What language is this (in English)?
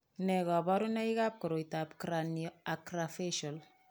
Kalenjin